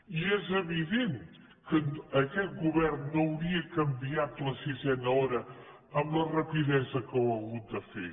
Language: Catalan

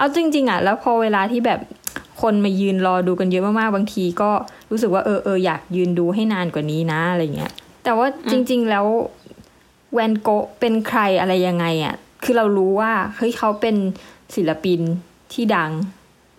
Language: Thai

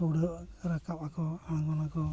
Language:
Santali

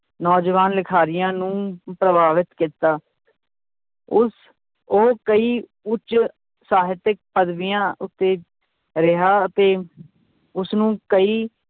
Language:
Punjabi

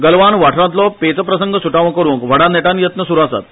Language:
Konkani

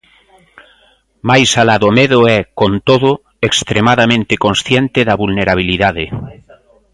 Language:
Galician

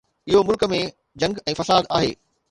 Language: Sindhi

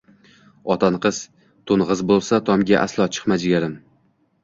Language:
Uzbek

